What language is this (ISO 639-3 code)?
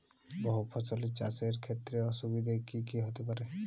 ben